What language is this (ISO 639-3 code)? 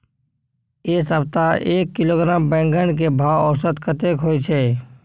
mai